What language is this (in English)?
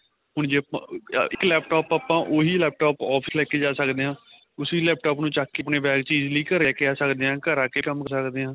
Punjabi